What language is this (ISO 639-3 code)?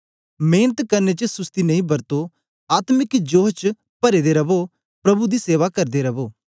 doi